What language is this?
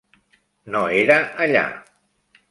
Catalan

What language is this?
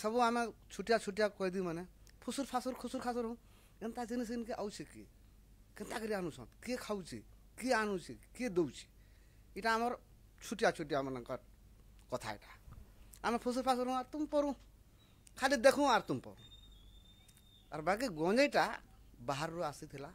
Hindi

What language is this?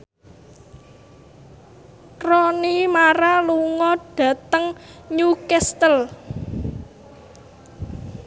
Javanese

